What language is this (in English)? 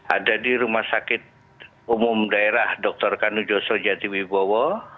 Indonesian